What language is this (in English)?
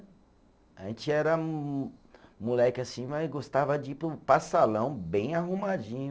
Portuguese